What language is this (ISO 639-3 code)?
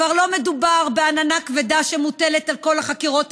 heb